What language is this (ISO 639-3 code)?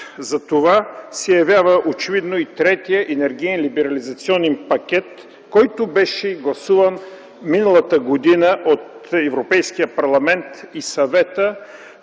bul